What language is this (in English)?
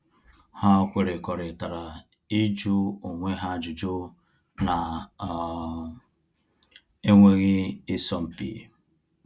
Igbo